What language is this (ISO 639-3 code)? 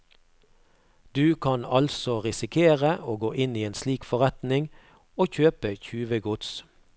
nor